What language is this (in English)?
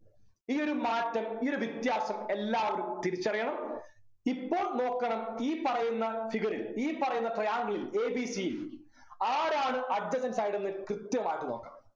Malayalam